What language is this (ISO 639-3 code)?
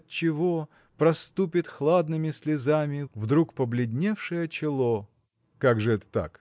rus